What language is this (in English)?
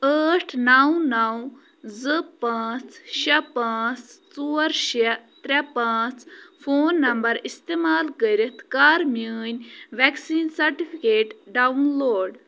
Kashmiri